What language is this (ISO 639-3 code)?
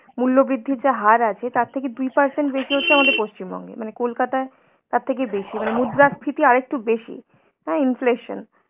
ben